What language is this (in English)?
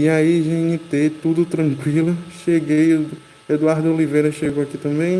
Portuguese